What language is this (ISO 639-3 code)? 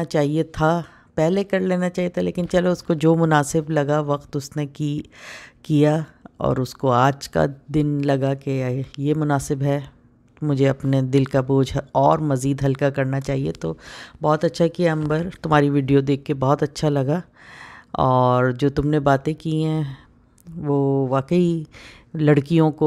hin